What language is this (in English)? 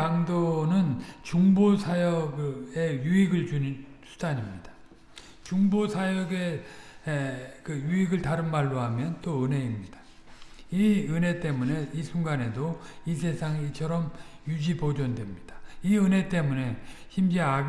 Korean